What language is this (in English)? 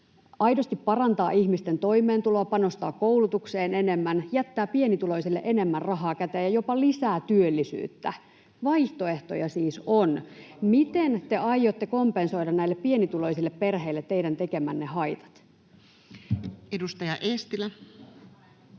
Finnish